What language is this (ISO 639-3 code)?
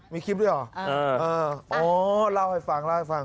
tha